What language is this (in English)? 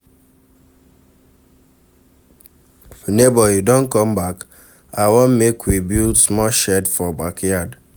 Nigerian Pidgin